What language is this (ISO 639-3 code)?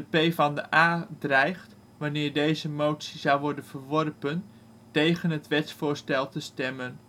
nld